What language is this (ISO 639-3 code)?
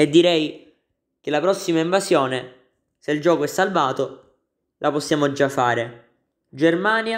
ita